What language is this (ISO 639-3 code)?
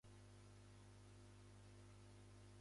jpn